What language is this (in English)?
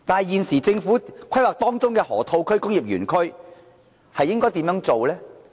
Cantonese